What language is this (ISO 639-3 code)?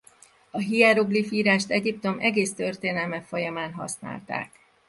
hun